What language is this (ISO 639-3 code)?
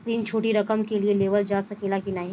bho